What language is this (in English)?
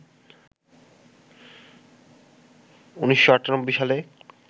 Bangla